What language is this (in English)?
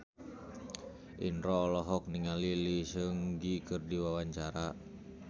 Sundanese